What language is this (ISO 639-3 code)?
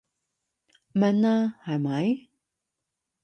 yue